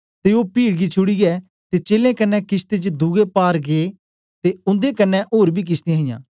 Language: Dogri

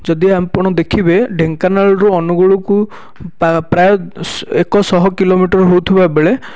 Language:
Odia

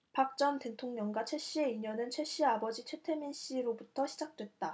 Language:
Korean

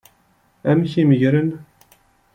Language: Kabyle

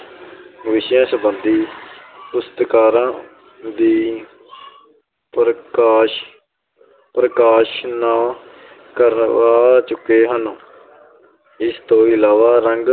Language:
Punjabi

